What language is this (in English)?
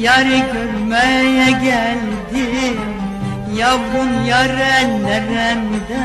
Turkish